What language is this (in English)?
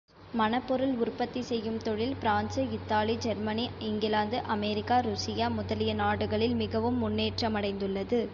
Tamil